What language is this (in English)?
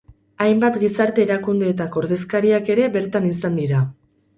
Basque